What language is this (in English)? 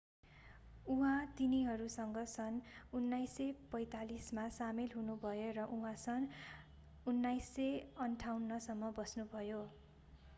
Nepali